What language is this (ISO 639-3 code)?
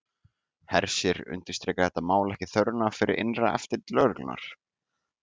isl